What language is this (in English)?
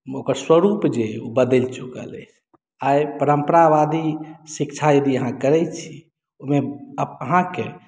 Maithili